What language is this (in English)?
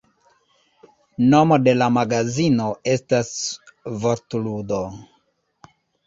Esperanto